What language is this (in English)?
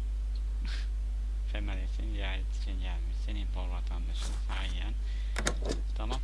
Turkish